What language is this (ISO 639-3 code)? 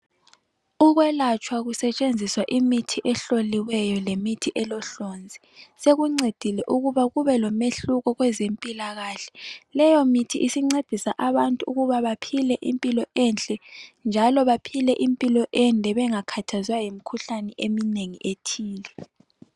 nde